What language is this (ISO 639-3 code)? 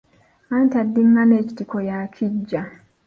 lug